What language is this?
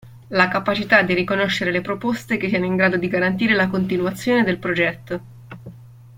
Italian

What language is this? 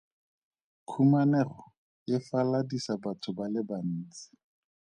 Tswana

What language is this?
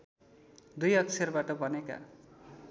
Nepali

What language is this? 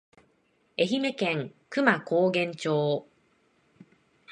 Japanese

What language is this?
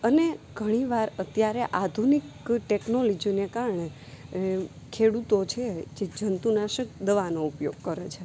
Gujarati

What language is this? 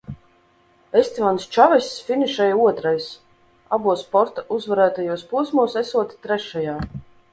Latvian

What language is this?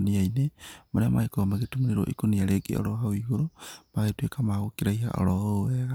Kikuyu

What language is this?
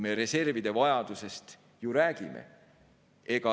Estonian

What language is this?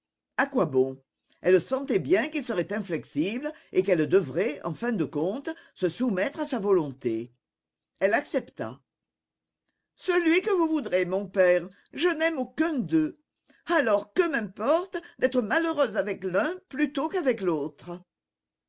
French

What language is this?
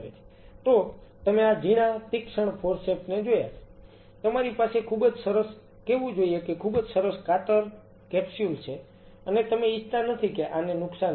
Gujarati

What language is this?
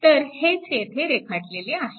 Marathi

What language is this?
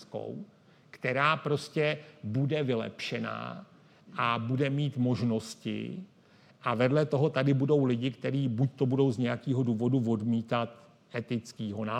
Czech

